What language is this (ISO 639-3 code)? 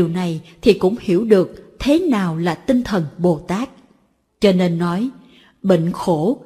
vie